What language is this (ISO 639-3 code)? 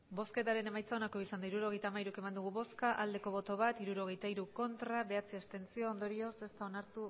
eus